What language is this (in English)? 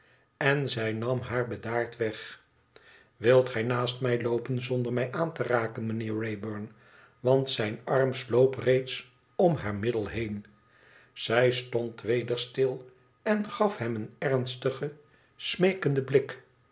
Dutch